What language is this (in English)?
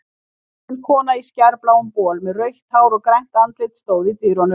Icelandic